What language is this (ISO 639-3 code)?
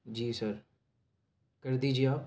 urd